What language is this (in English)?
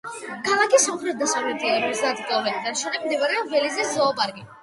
Georgian